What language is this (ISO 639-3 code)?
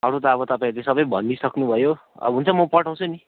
nep